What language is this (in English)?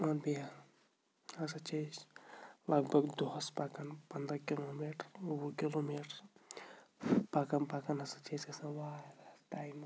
Kashmiri